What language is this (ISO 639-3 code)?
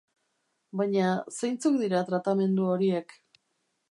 eus